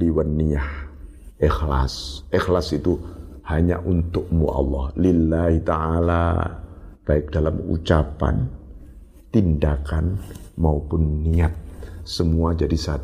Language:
Indonesian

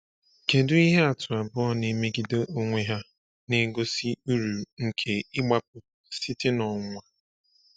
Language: Igbo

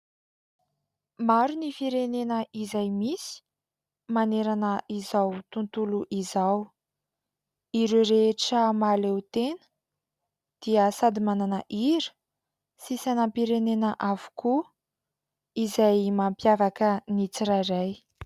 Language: Malagasy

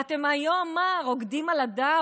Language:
Hebrew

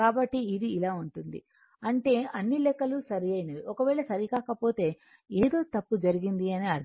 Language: Telugu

